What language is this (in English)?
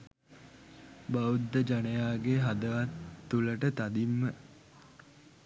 Sinhala